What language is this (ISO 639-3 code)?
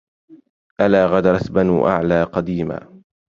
ara